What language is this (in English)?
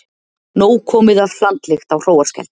Icelandic